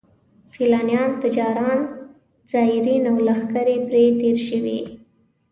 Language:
Pashto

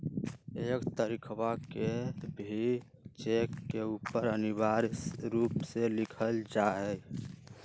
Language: Magahi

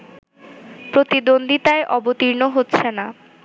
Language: Bangla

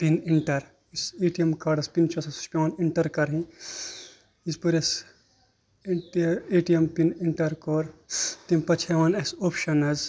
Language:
Kashmiri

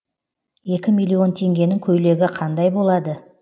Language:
Kazakh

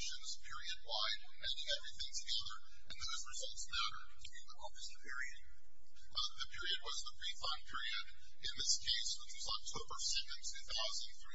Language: English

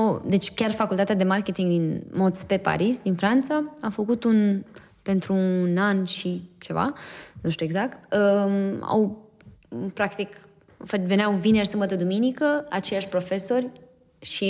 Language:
Romanian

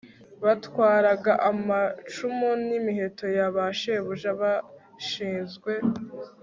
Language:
Kinyarwanda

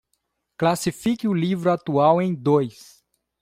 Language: Portuguese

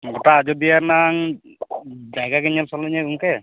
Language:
Santali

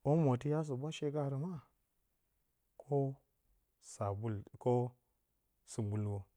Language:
Bacama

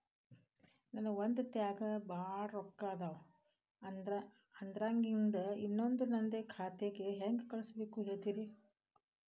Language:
Kannada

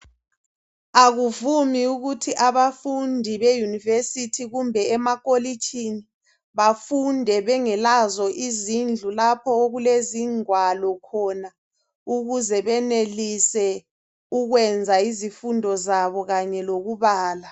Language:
North Ndebele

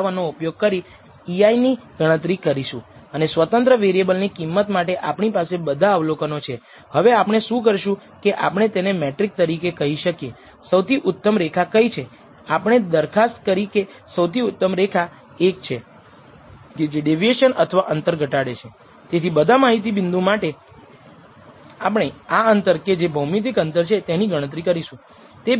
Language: Gujarati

